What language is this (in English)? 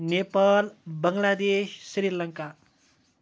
Kashmiri